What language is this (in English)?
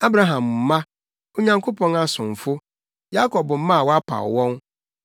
Akan